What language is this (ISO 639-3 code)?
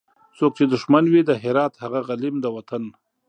pus